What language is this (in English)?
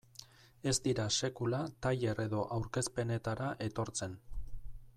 Basque